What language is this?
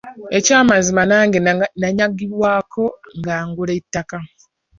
Ganda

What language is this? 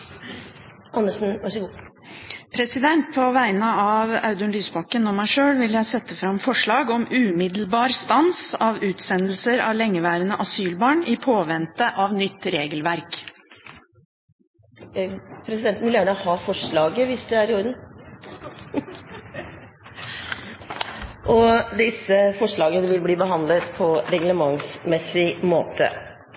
Norwegian Bokmål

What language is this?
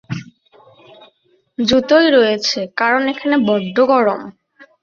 Bangla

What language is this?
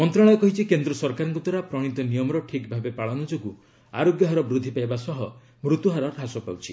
Odia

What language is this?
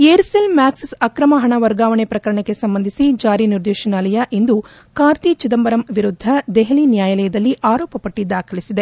Kannada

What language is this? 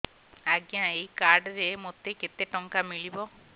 Odia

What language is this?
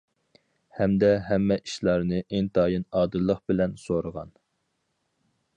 Uyghur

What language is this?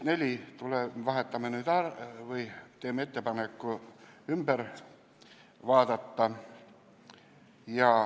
Estonian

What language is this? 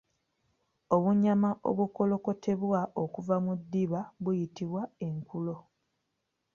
Ganda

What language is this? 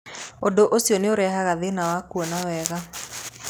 Kikuyu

